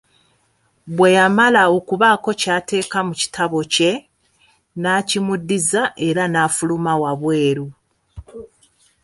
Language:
Ganda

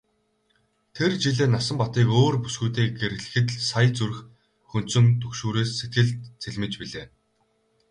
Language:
Mongolian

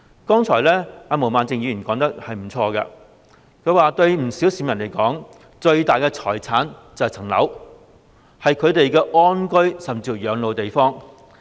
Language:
Cantonese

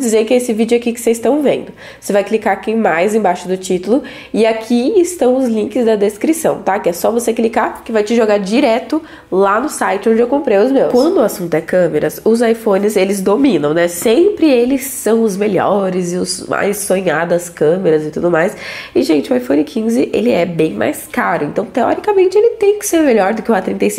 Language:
Portuguese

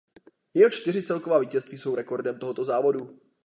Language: Czech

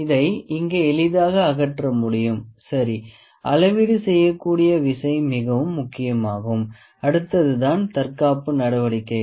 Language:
Tamil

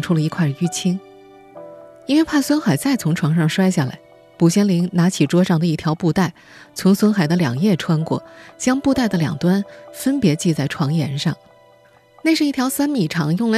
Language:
Chinese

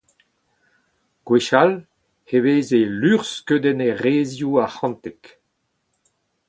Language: Breton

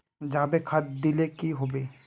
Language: Magahi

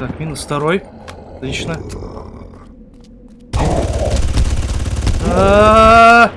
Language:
Russian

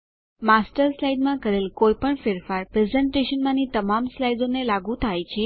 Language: Gujarati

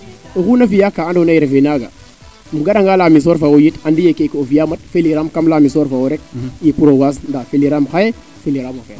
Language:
Serer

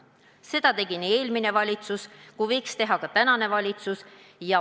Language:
Estonian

